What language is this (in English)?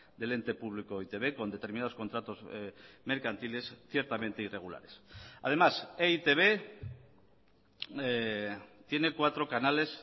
Spanish